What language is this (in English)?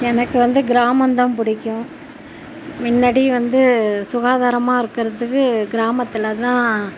Tamil